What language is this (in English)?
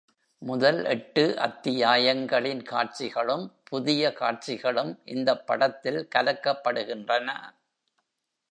Tamil